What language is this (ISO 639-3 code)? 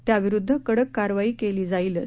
mar